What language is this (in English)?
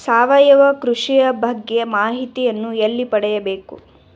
Kannada